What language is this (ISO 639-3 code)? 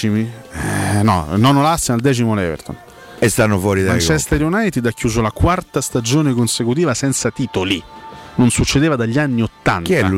ita